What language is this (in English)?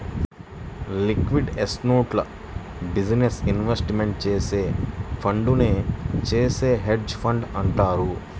Telugu